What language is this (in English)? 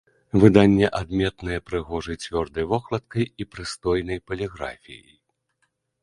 Belarusian